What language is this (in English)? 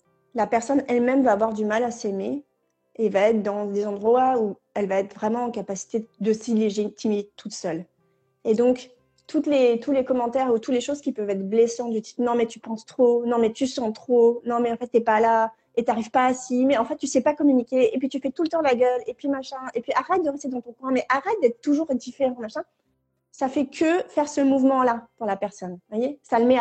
French